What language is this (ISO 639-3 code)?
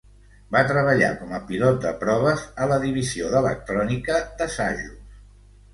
cat